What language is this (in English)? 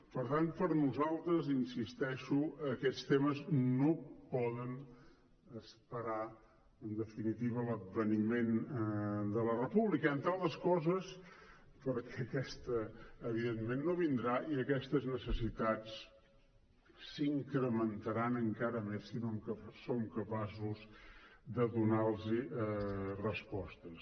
Catalan